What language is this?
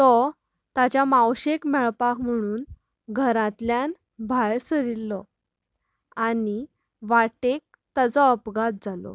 Konkani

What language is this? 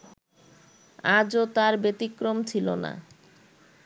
Bangla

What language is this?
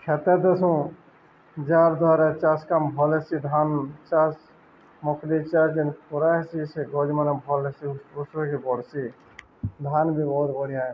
Odia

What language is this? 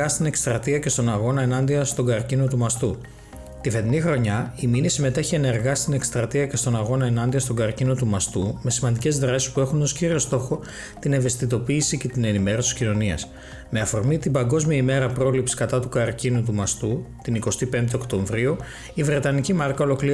Greek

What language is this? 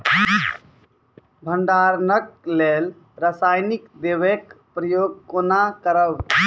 Maithili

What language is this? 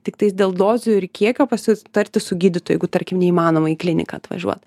Lithuanian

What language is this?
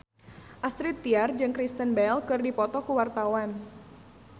Sundanese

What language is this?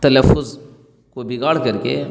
Urdu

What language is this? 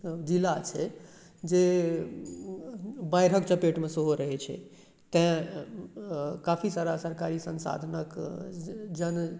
Maithili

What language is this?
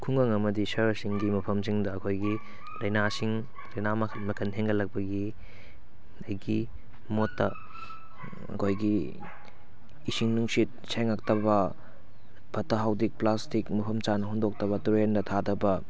Manipuri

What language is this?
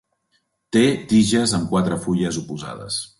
Catalan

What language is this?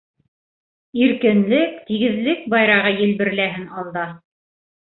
Bashkir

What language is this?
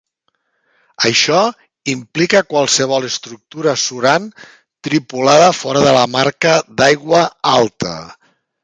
Catalan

